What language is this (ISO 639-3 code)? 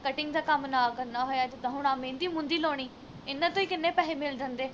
pan